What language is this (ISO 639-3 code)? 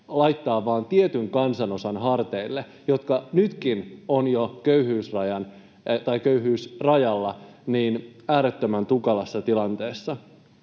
fin